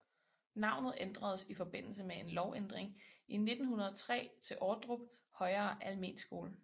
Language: Danish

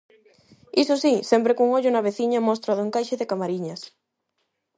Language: Galician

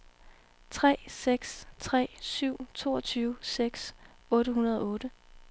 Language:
Danish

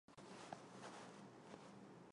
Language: Chinese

